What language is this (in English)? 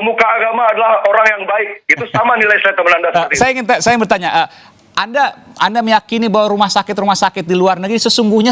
Indonesian